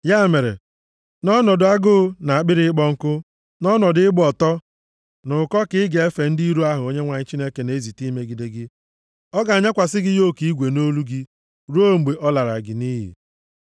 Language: Igbo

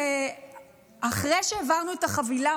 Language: Hebrew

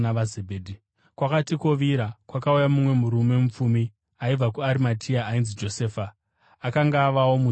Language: Shona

